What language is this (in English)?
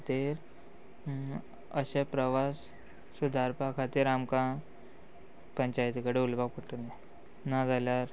Konkani